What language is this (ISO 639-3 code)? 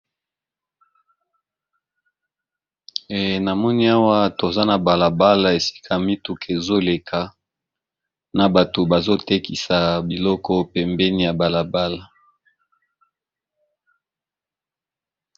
lin